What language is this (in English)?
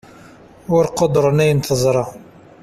Kabyle